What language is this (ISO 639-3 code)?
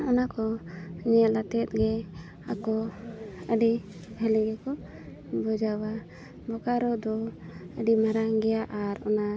sat